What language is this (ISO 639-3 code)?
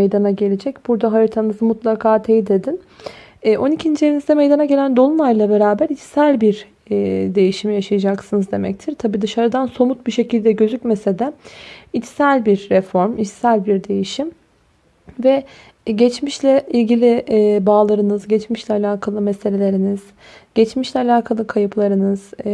tur